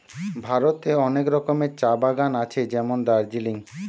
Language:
Bangla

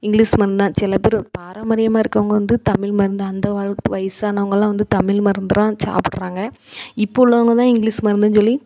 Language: Tamil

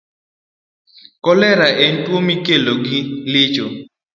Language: Luo (Kenya and Tanzania)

